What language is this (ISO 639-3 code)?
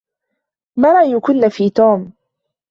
ara